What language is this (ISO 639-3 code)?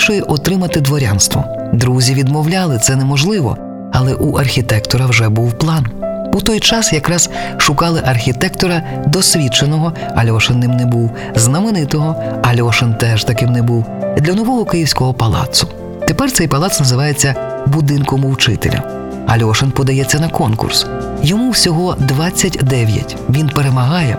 ukr